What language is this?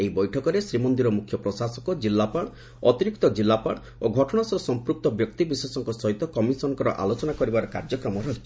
Odia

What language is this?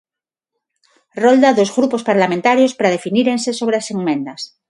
Galician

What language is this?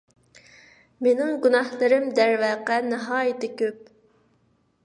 Uyghur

